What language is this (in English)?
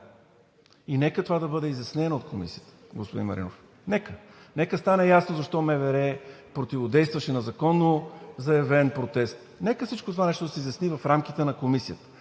Bulgarian